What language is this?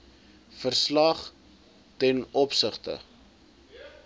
Afrikaans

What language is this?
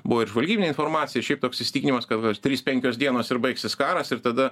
Lithuanian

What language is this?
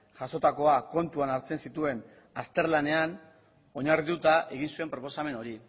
Basque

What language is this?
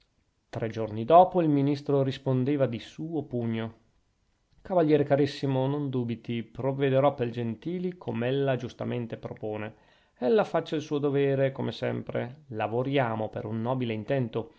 Italian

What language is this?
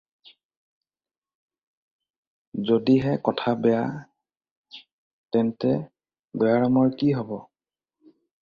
Assamese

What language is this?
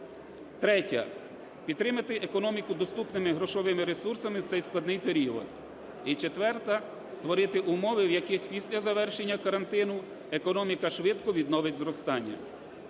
Ukrainian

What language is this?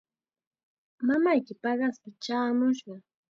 Chiquián Ancash Quechua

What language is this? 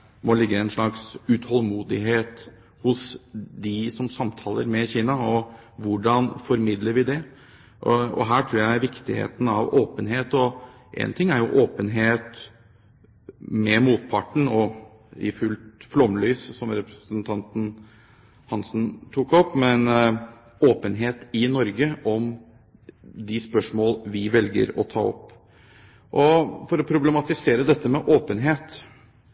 Norwegian Bokmål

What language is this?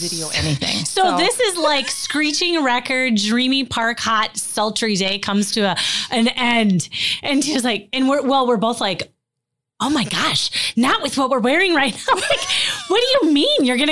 English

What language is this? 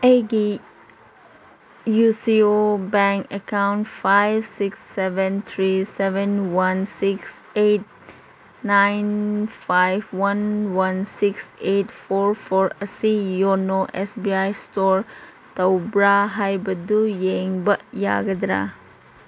Manipuri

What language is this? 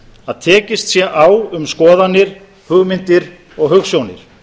Icelandic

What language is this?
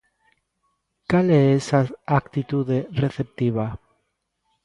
Galician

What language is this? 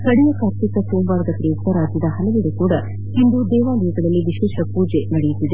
Kannada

